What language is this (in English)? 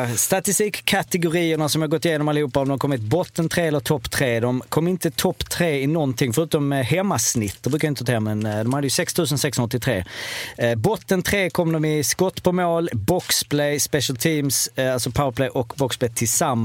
Swedish